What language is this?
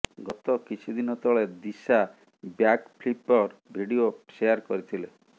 Odia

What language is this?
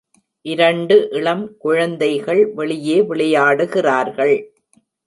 Tamil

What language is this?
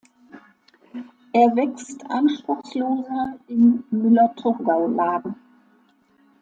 German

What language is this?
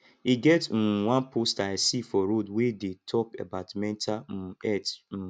Nigerian Pidgin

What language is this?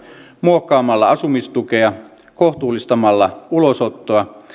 Finnish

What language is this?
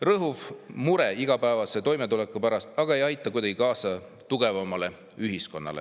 Estonian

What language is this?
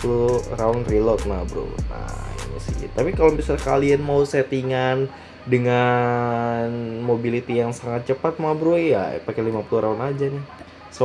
Indonesian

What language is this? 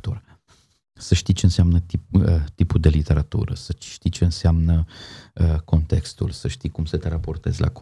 Romanian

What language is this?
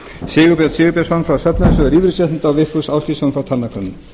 Icelandic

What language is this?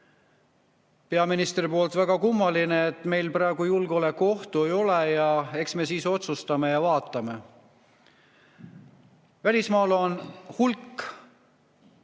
Estonian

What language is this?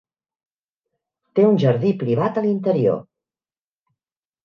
Catalan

